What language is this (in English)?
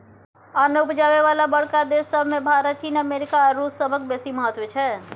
Maithili